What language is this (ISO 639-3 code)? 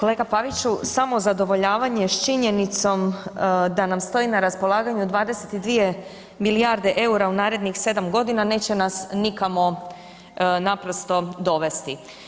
hrv